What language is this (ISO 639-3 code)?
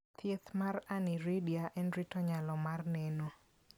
luo